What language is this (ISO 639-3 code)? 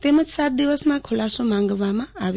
guj